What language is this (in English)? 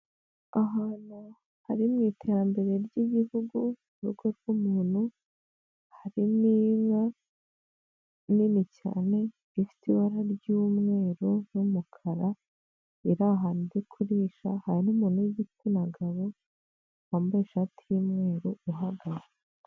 Kinyarwanda